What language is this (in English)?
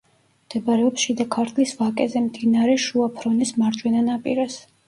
Georgian